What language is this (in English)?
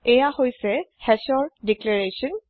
Assamese